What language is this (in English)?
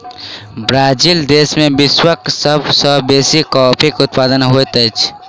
Maithili